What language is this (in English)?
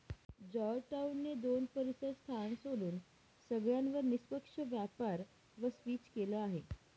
Marathi